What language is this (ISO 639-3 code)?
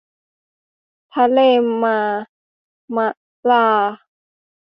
tha